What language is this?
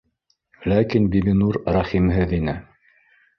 Bashkir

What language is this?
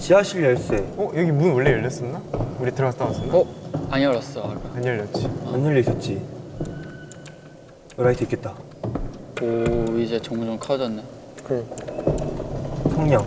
Korean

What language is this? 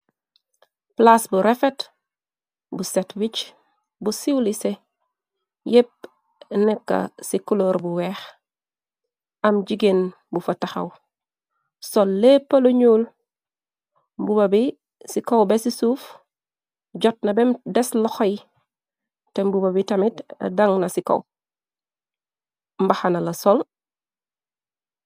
Wolof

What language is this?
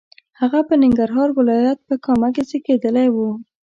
Pashto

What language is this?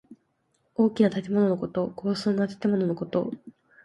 Japanese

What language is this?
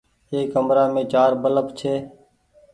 Goaria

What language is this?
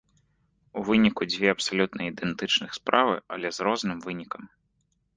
Belarusian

